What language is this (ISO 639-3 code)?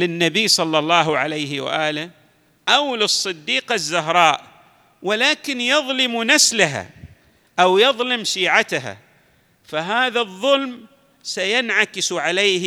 ara